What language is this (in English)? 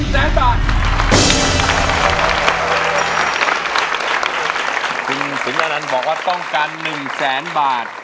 Thai